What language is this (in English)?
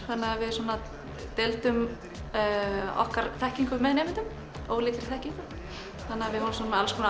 Icelandic